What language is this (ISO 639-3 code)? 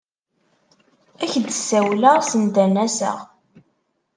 kab